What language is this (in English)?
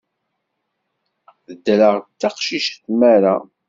Kabyle